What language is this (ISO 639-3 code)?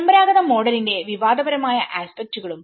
mal